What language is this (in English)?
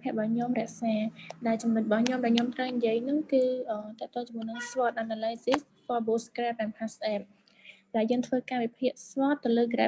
Vietnamese